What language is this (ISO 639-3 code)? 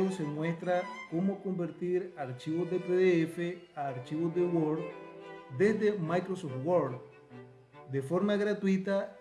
spa